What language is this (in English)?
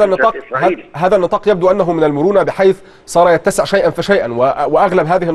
Arabic